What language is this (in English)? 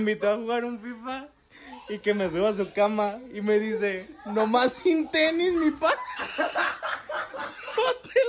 Spanish